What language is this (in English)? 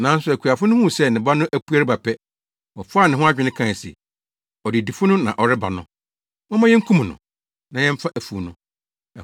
Akan